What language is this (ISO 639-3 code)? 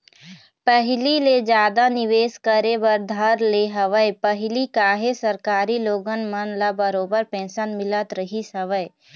hne